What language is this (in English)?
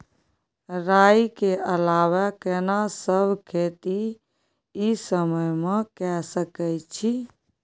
Maithili